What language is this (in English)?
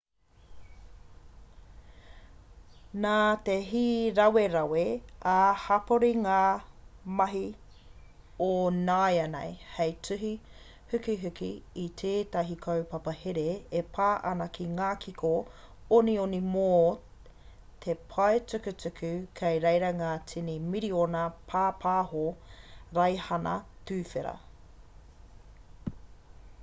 Māori